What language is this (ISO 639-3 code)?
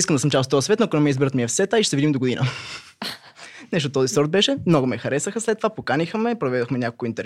bul